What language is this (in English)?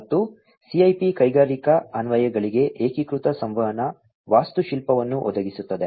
Kannada